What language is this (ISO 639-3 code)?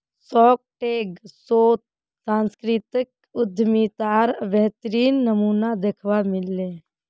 mag